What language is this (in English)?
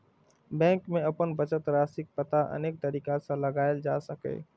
Maithili